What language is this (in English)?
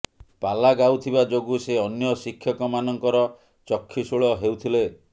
Odia